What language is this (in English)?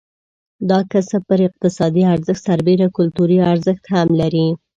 Pashto